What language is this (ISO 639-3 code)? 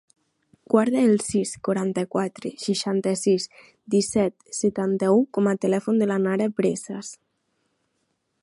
cat